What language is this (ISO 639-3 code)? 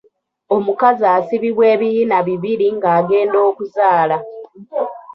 lug